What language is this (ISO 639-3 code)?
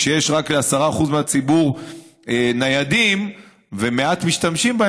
heb